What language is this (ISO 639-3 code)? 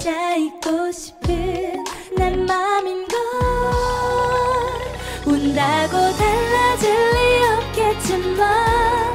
kor